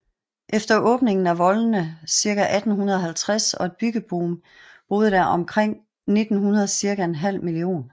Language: Danish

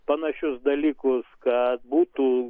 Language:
Lithuanian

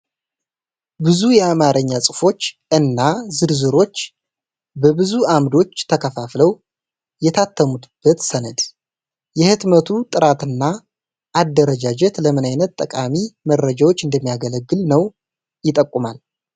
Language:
Amharic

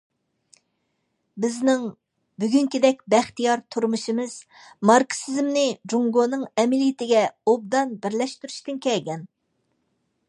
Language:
Uyghur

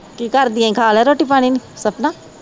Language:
Punjabi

